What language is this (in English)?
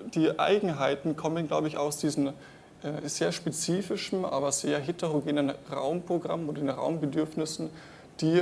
German